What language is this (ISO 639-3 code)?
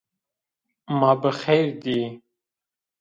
zza